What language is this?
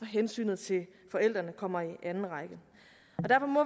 Danish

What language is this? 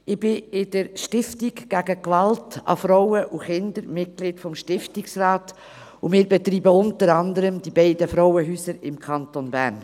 Swiss German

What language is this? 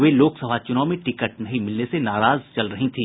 Hindi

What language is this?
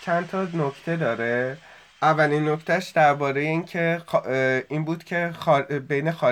Persian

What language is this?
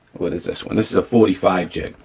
English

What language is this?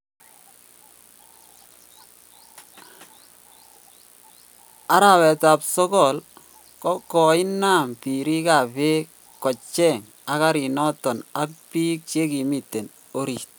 Kalenjin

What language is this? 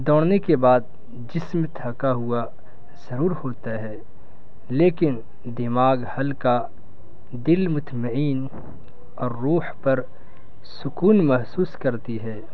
Urdu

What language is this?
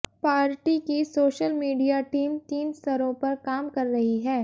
Hindi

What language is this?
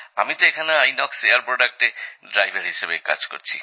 Bangla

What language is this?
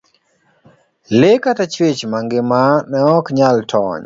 Luo (Kenya and Tanzania)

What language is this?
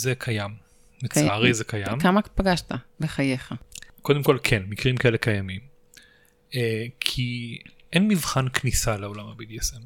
Hebrew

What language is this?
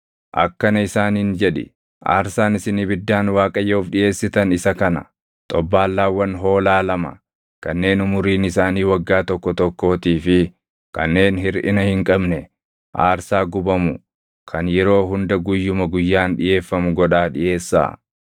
Oromo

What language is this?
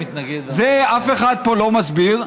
Hebrew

